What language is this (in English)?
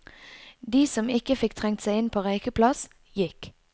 Norwegian